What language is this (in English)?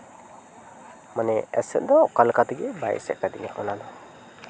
Santali